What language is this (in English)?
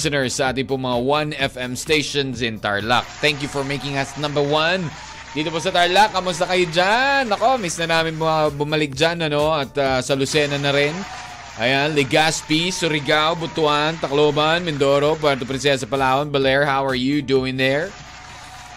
Filipino